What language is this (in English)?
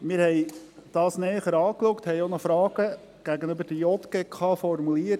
Swiss German